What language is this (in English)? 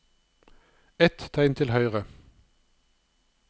Norwegian